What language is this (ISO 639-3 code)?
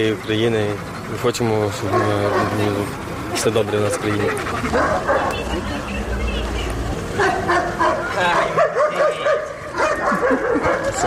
ukr